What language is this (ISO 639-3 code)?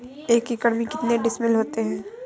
hin